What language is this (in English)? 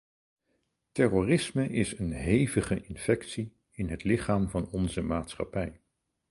Dutch